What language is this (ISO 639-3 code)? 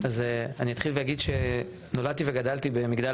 heb